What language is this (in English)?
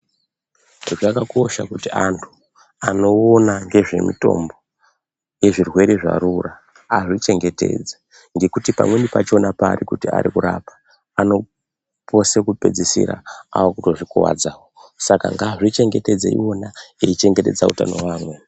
Ndau